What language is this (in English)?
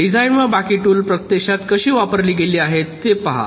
Marathi